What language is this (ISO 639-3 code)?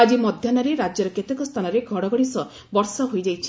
ori